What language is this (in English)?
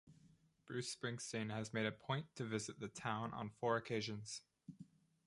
English